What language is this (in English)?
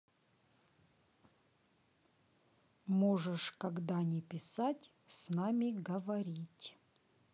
Russian